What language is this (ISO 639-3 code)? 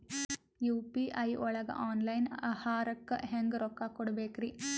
kan